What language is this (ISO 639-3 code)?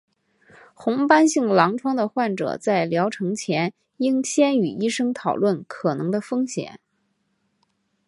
zho